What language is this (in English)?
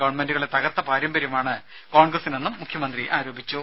Malayalam